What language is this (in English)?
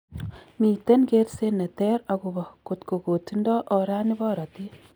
Kalenjin